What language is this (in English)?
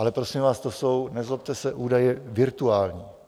Czech